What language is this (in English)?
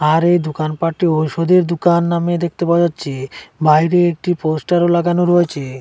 Bangla